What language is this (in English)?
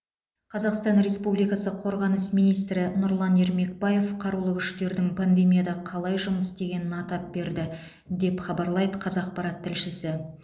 Kazakh